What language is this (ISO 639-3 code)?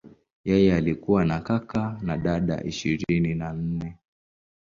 swa